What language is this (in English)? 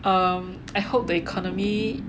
English